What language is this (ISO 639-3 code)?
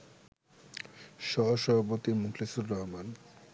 ben